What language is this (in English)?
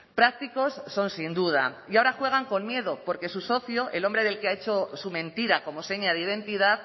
Spanish